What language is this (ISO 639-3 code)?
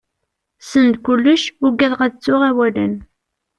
kab